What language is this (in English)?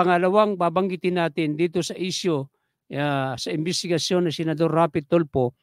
Filipino